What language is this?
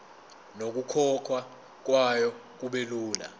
Zulu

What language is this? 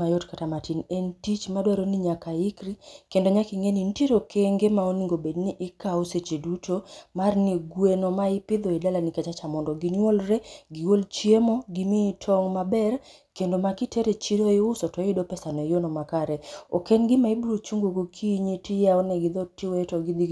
Luo (Kenya and Tanzania)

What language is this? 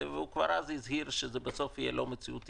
Hebrew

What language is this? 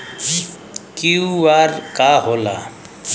Bhojpuri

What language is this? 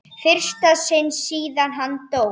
Icelandic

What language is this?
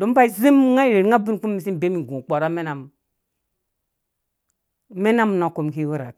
Dũya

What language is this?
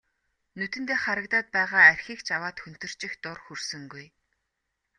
Mongolian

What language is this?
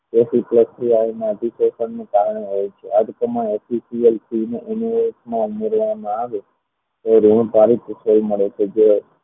Gujarati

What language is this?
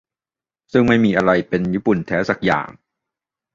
Thai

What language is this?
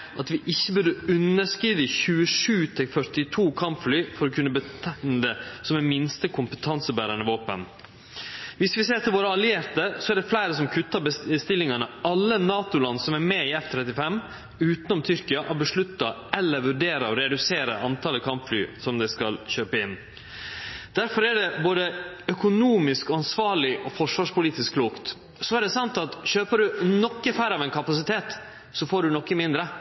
Norwegian Nynorsk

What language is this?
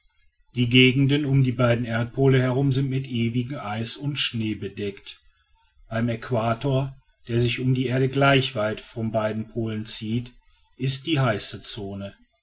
German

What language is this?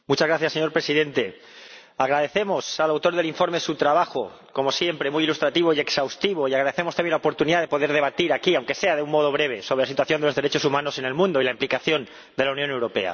Spanish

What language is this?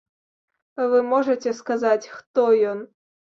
Belarusian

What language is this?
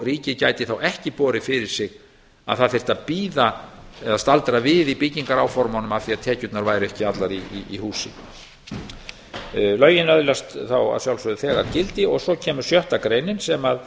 Icelandic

